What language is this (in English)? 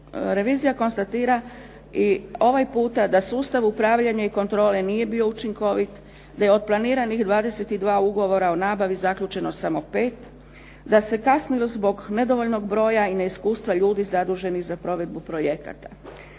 Croatian